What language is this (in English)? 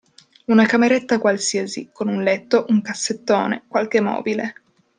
Italian